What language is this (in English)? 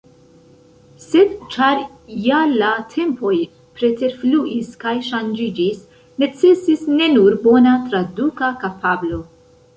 Esperanto